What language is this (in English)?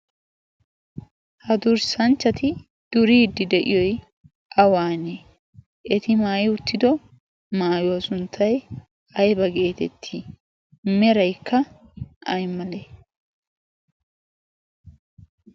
Wolaytta